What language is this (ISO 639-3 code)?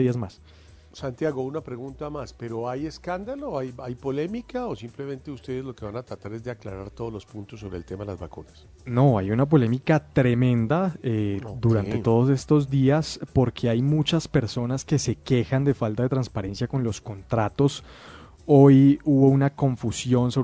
spa